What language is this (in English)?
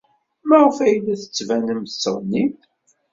Kabyle